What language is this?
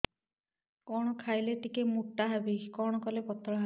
Odia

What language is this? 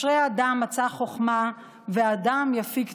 Hebrew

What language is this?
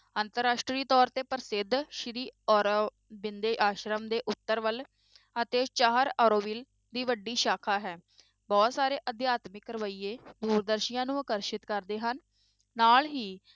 Punjabi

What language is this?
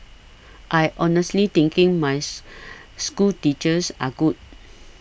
English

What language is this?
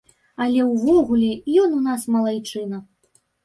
Belarusian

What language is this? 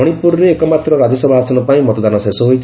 Odia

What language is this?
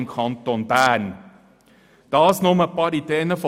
Swiss German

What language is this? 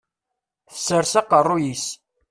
Kabyle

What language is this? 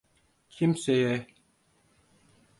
Turkish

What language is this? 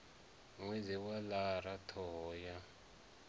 Venda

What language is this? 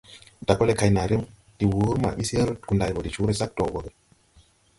Tupuri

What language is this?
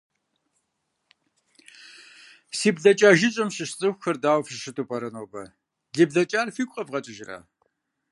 Kabardian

